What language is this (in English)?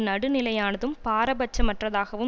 Tamil